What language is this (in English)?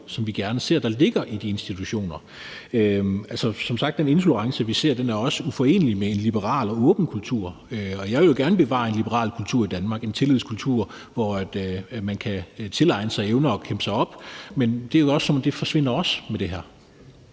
Danish